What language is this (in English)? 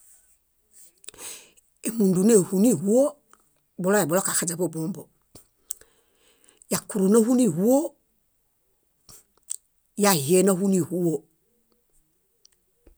Bayot